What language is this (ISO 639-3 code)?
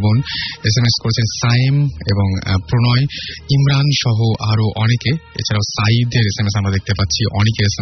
ben